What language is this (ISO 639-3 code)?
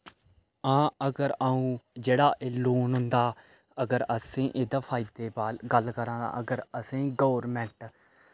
doi